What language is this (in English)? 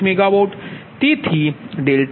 Gujarati